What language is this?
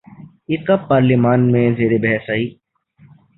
Urdu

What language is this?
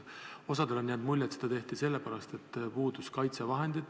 Estonian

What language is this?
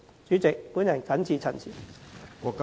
Cantonese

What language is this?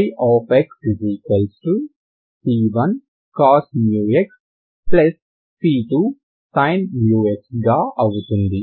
Telugu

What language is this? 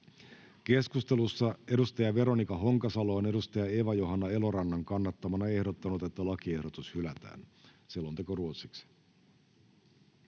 Finnish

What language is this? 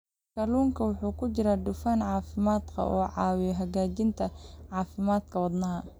Somali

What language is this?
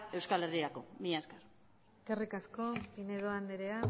Basque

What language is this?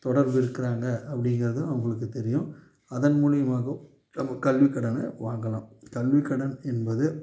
Tamil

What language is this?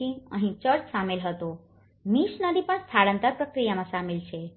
Gujarati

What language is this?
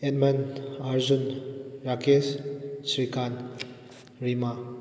Manipuri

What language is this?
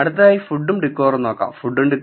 Malayalam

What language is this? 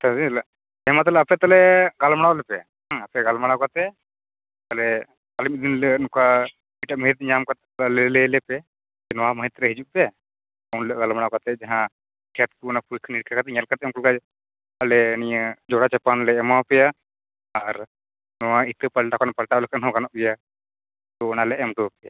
Santali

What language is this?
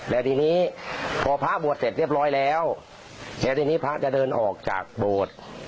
Thai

